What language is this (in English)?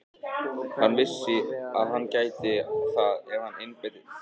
Icelandic